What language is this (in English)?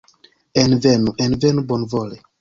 Esperanto